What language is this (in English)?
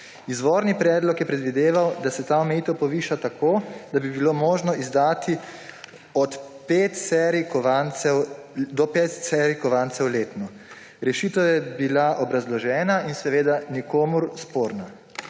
Slovenian